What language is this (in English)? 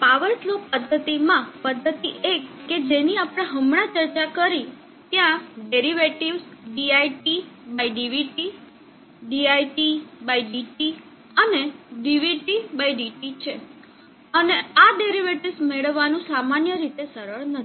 Gujarati